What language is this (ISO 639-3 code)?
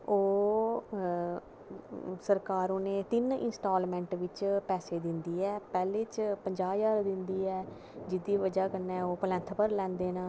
doi